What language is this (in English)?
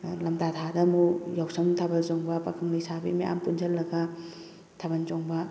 Manipuri